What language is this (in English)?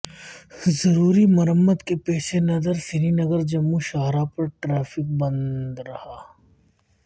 Urdu